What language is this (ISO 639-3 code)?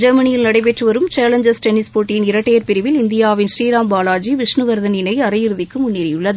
tam